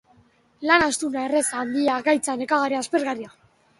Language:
Basque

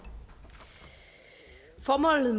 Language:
Danish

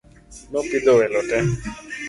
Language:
Luo (Kenya and Tanzania)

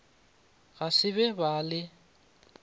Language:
Northern Sotho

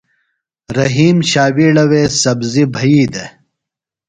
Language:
Phalura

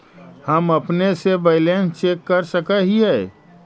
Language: Magahi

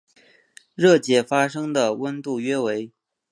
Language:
Chinese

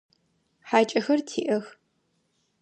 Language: Adyghe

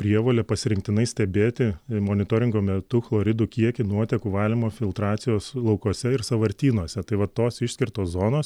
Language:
Lithuanian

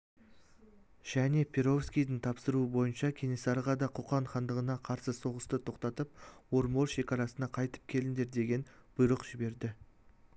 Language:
Kazakh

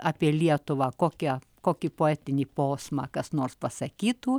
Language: Lithuanian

